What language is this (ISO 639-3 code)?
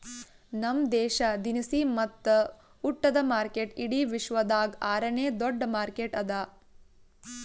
kan